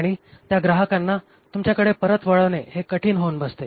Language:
Marathi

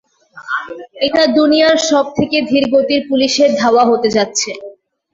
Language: Bangla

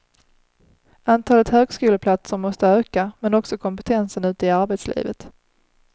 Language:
Swedish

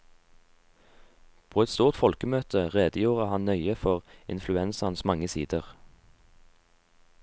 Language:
Norwegian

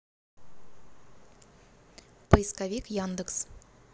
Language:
Russian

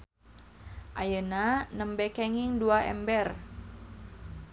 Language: Sundanese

